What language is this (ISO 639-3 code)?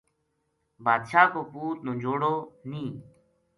gju